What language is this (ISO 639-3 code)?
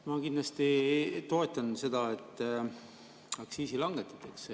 est